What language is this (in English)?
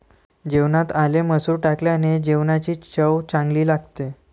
Marathi